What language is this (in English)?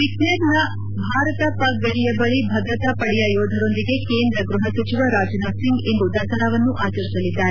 Kannada